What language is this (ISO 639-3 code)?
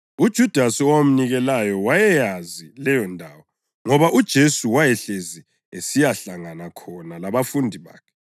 nde